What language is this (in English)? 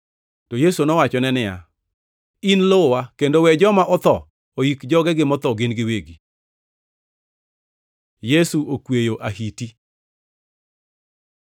Luo (Kenya and Tanzania)